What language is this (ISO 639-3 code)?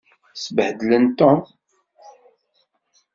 kab